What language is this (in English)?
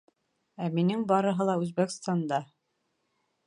Bashkir